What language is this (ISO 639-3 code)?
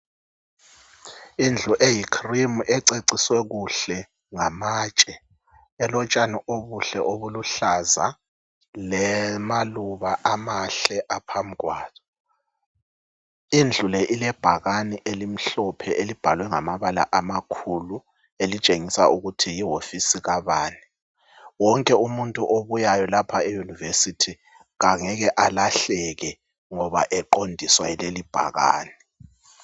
nde